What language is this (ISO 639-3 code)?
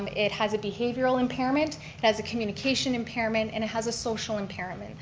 eng